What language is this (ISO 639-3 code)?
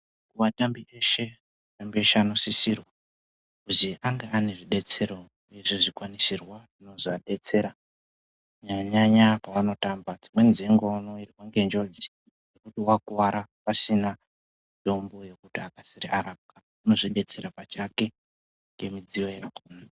ndc